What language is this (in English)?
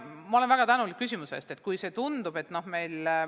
Estonian